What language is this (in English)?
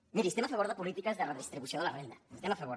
Catalan